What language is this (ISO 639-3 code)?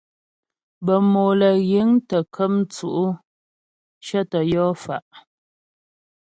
bbj